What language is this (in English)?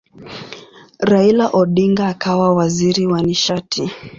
Swahili